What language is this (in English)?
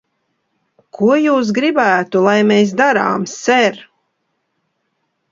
Latvian